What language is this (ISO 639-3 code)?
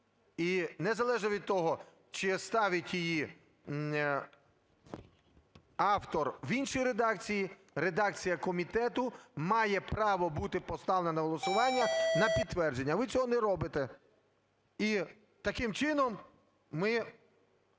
ukr